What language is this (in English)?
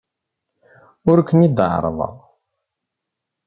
Kabyle